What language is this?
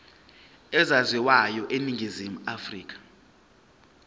Zulu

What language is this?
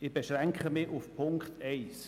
Swiss German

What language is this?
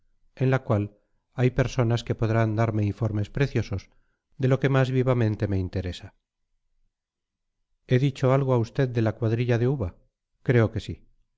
Spanish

